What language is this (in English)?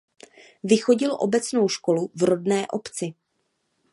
Czech